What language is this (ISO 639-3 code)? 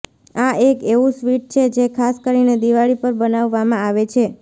guj